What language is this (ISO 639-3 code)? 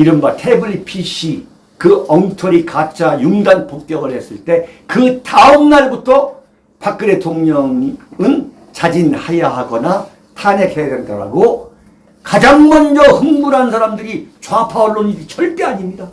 kor